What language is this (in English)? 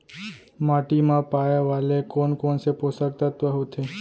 Chhattisgarhi